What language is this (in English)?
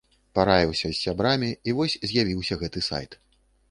Belarusian